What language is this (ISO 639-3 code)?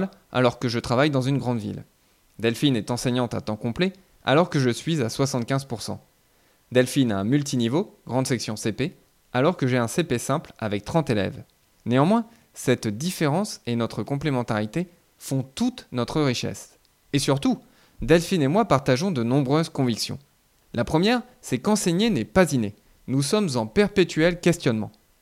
fra